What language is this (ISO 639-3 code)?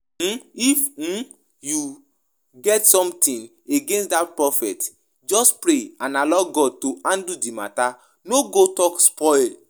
pcm